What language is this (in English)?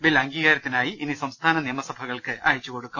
Malayalam